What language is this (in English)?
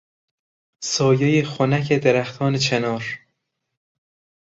Persian